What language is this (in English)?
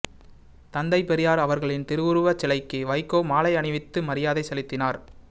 Tamil